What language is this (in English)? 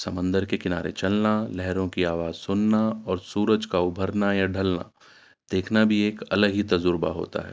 Urdu